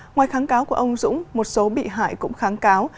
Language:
Vietnamese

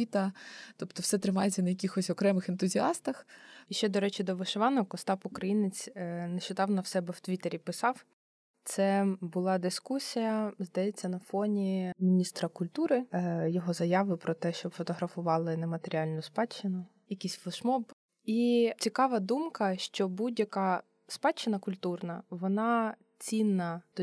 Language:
Ukrainian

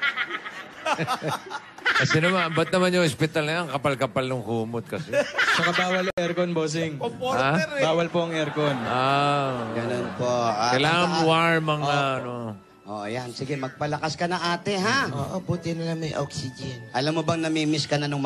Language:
Filipino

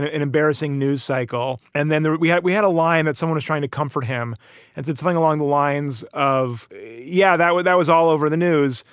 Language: English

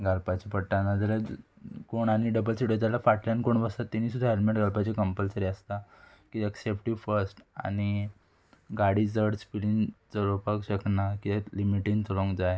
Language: Konkani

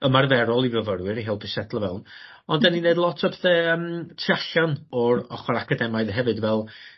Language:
Welsh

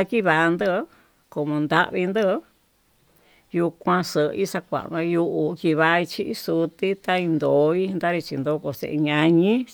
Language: Tututepec Mixtec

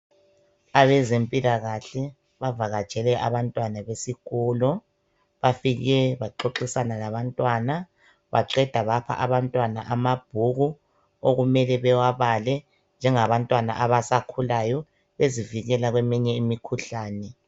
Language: North Ndebele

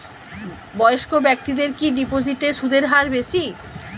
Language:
Bangla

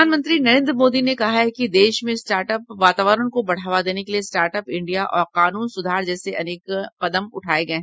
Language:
Hindi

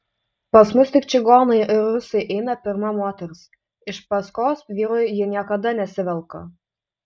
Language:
Lithuanian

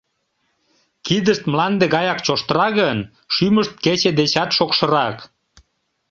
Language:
Mari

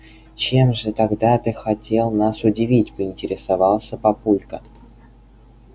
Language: Russian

